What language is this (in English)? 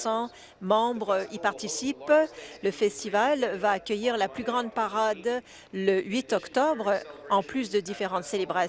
French